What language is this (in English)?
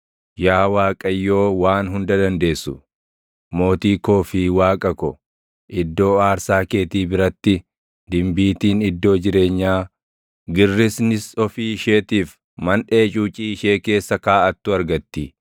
Oromo